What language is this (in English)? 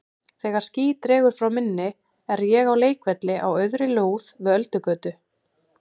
Icelandic